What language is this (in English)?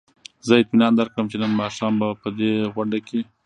Pashto